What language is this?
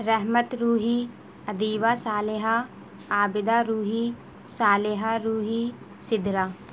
Urdu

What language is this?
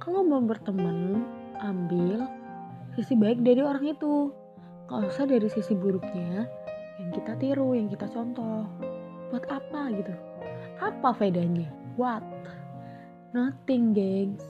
Indonesian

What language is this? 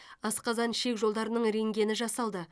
Kazakh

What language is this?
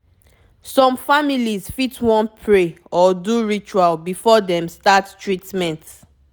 Nigerian Pidgin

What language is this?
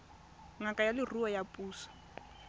Tswana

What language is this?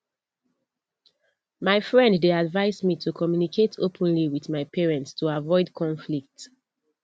Nigerian Pidgin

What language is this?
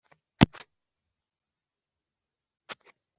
Kinyarwanda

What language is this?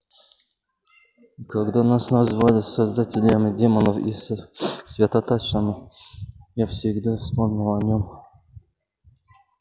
Russian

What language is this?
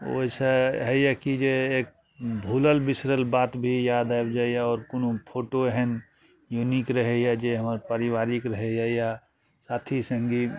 Maithili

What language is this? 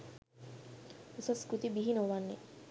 Sinhala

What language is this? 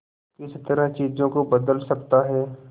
Hindi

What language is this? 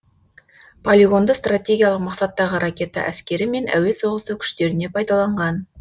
Kazakh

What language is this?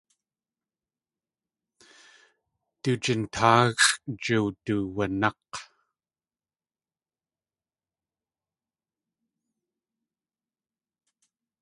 Tlingit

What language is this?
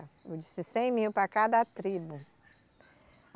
Portuguese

